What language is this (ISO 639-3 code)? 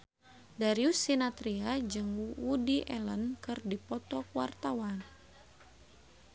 sun